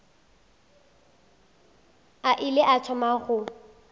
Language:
Northern Sotho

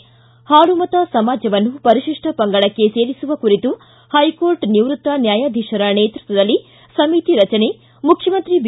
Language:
Kannada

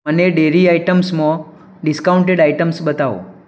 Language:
Gujarati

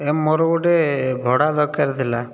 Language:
Odia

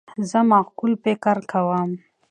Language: Pashto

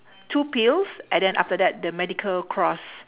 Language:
English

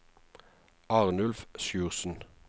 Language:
Norwegian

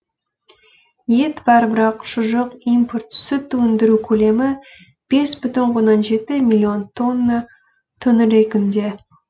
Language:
Kazakh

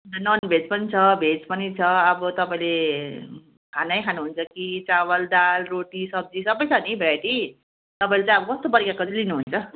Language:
Nepali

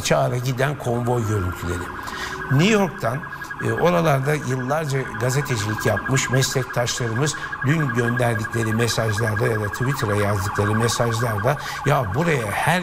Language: Turkish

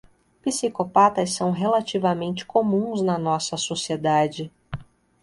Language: Portuguese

